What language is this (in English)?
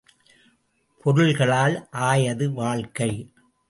Tamil